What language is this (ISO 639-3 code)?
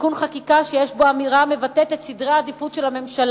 heb